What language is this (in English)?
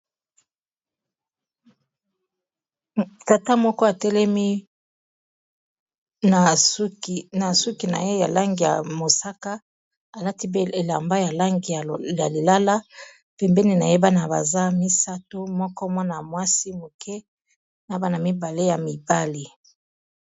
Lingala